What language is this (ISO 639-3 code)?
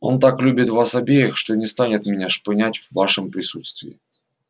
rus